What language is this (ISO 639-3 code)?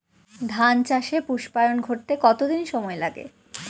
ben